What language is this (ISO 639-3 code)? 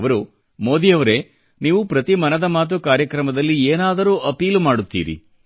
kan